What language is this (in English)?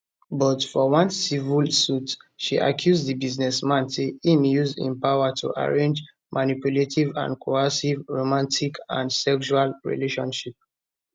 Nigerian Pidgin